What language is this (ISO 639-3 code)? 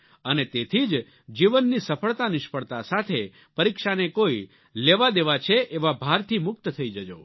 guj